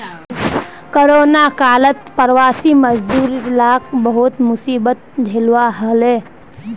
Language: Magahi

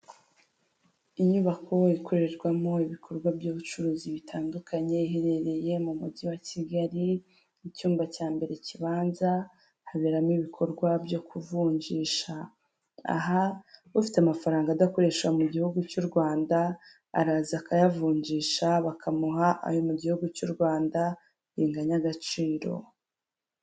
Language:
Kinyarwanda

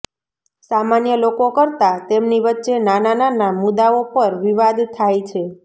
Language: Gujarati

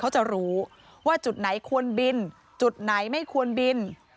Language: Thai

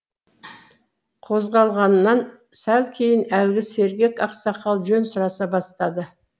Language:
Kazakh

